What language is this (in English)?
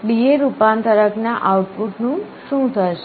Gujarati